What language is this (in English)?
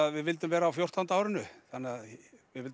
Icelandic